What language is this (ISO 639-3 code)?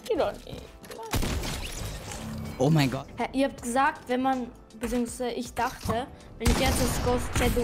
deu